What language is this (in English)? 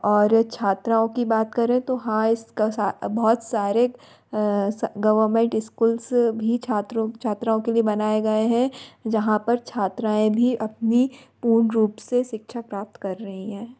Hindi